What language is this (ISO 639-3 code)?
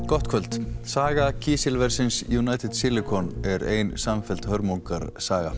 isl